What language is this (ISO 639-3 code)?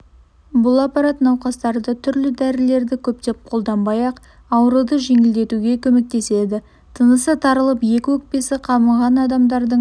kaz